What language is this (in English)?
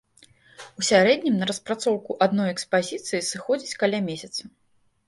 Belarusian